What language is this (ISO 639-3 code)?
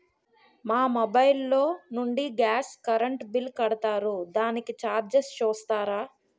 tel